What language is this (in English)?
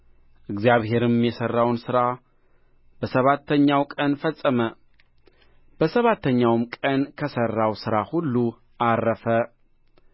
Amharic